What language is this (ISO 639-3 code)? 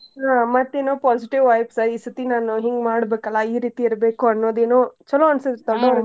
kan